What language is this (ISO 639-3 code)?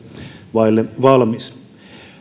fin